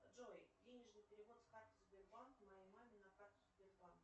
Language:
Russian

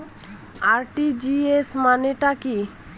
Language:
Bangla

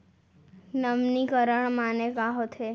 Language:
Chhattisgarhi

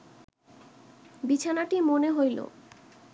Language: Bangla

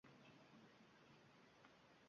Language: Uzbek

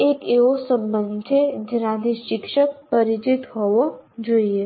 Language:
Gujarati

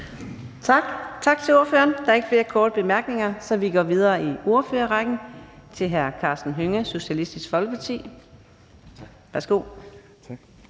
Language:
Danish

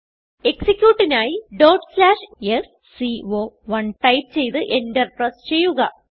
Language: Malayalam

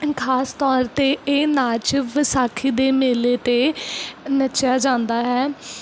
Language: Punjabi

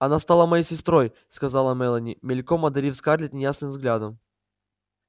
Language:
Russian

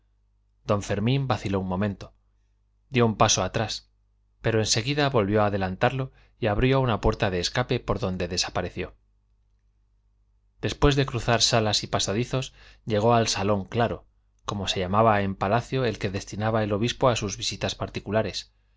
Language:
Spanish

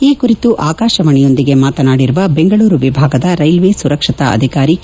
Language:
Kannada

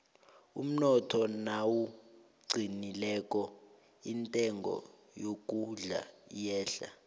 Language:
South Ndebele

